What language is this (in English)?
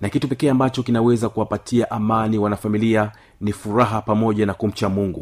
Swahili